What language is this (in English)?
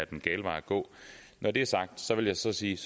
Danish